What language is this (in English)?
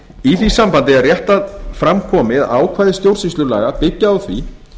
Icelandic